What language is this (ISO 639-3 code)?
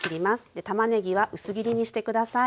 jpn